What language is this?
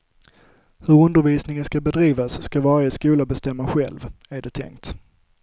Swedish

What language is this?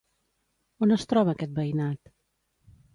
Catalan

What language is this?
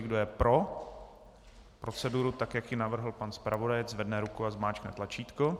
Czech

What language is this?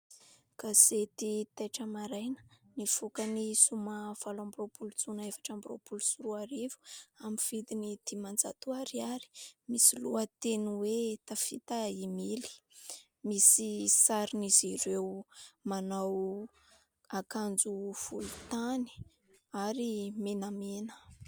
Malagasy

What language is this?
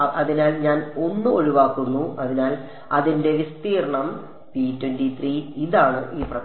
Malayalam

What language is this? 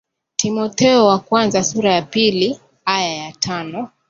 Swahili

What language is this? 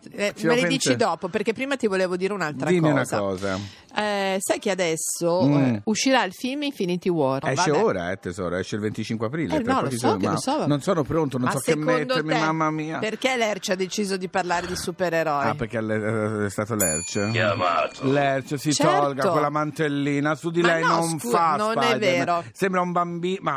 Italian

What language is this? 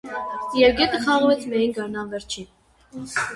Armenian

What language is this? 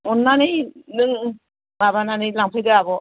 Bodo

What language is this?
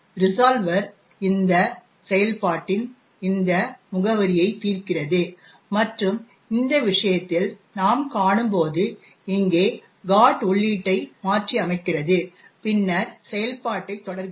Tamil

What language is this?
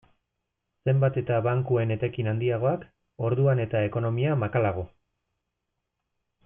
Basque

